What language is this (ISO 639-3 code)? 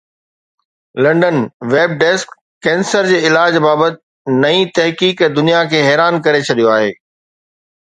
snd